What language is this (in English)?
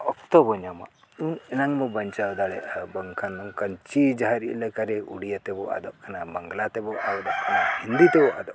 Santali